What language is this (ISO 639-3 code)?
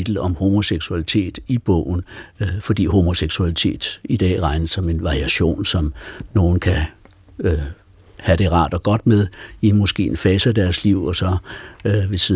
dan